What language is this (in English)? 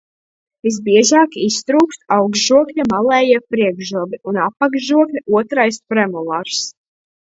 Latvian